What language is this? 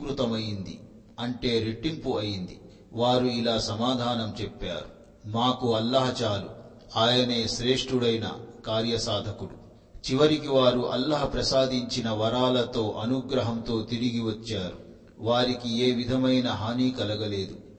Telugu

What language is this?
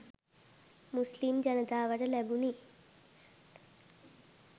Sinhala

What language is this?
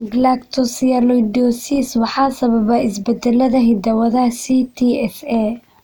Somali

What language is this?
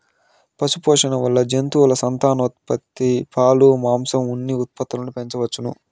Telugu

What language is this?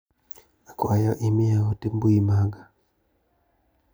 Luo (Kenya and Tanzania)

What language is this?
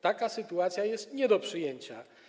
Polish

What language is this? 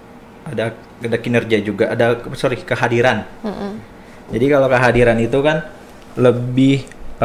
Indonesian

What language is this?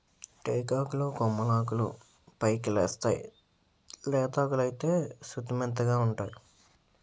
Telugu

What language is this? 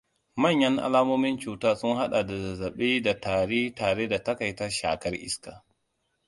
Hausa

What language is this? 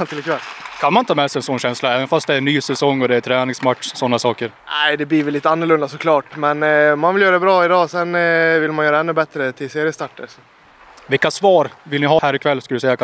Swedish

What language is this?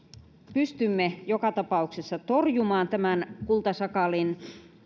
Finnish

